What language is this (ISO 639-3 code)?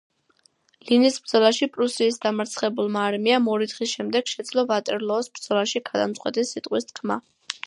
kat